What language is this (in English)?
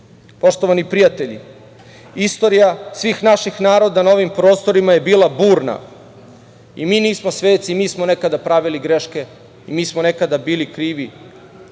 Serbian